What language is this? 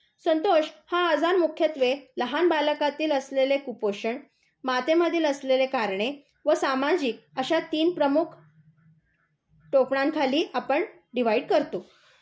Marathi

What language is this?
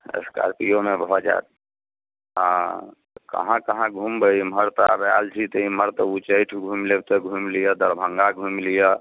Maithili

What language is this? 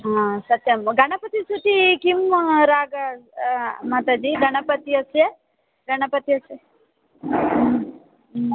Sanskrit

